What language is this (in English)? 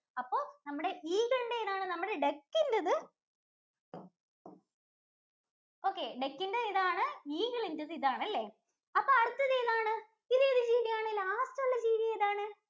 Malayalam